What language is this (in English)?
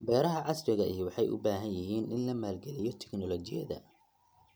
Somali